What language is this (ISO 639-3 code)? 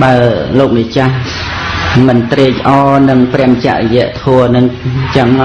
khm